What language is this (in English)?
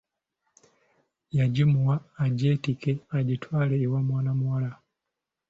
Ganda